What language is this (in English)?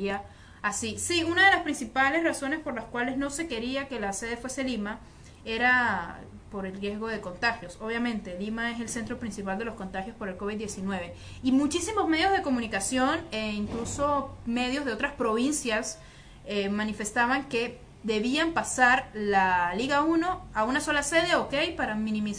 Spanish